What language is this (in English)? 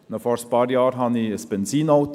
Swiss German